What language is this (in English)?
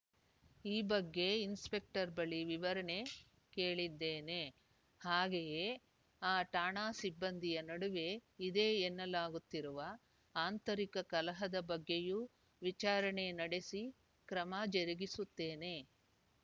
Kannada